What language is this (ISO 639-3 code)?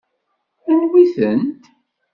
kab